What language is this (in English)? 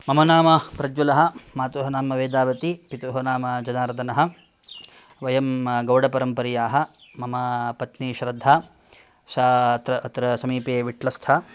Sanskrit